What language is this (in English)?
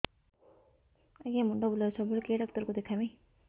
Odia